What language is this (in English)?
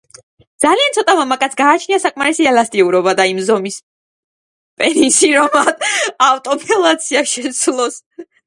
Georgian